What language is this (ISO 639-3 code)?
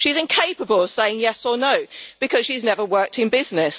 eng